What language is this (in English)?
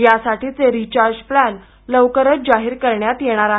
Marathi